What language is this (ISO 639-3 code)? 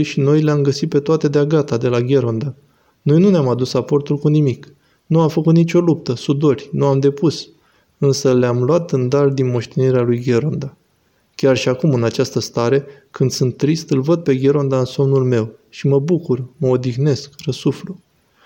ron